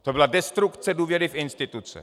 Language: Czech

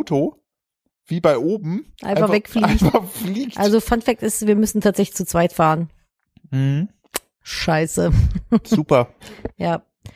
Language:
German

